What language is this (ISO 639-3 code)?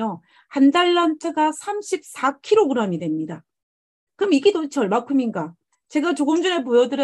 kor